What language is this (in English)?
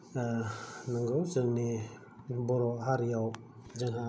Bodo